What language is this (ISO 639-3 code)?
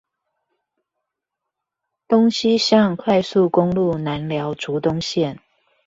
zho